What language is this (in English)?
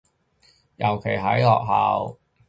Cantonese